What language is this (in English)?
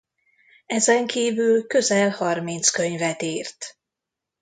Hungarian